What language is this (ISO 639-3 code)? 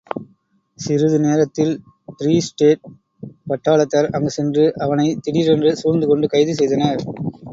tam